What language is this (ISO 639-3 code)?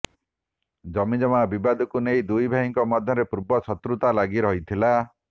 ori